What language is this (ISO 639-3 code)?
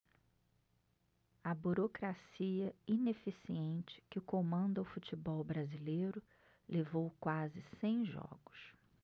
por